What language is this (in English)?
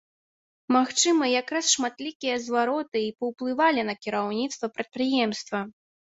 Belarusian